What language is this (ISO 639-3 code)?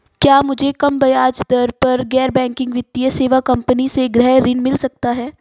hin